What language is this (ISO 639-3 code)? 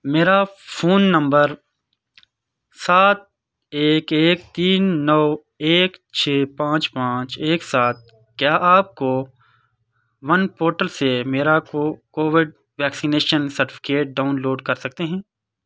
urd